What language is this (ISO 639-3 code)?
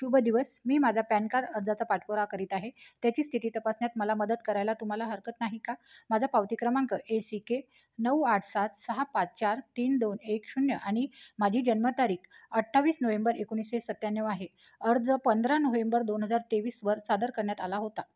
mar